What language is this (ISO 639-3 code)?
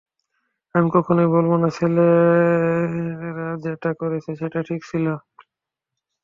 ben